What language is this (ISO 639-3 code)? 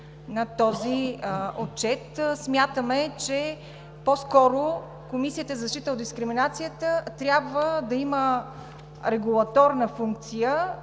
bul